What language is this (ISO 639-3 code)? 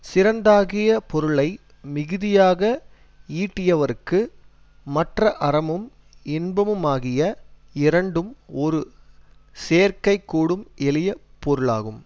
tam